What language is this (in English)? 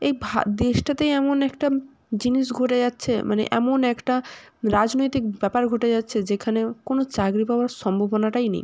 Bangla